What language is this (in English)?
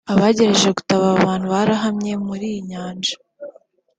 Kinyarwanda